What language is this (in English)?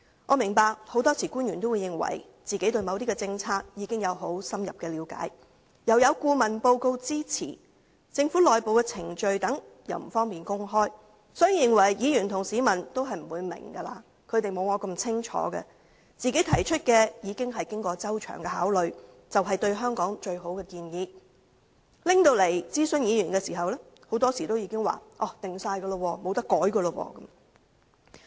Cantonese